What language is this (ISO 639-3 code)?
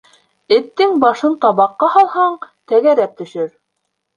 bak